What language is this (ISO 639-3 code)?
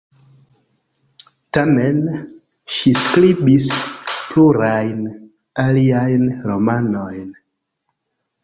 epo